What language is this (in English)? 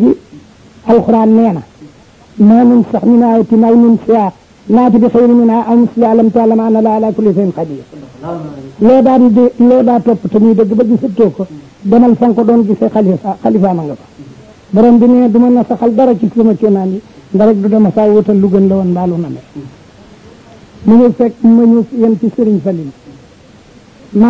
Arabic